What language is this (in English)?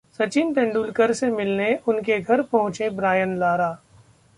Hindi